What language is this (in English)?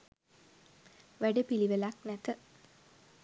Sinhala